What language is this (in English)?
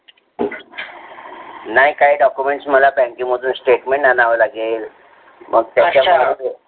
Marathi